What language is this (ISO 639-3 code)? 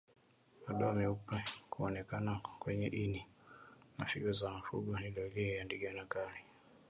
swa